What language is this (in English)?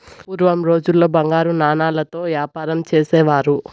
Telugu